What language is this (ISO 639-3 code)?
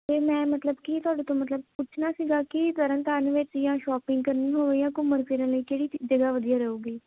pan